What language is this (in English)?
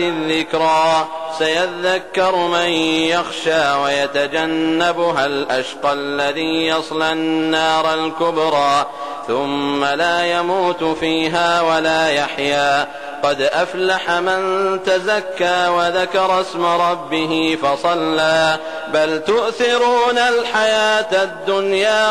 Arabic